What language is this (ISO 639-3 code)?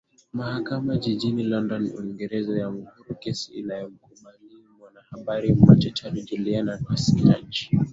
swa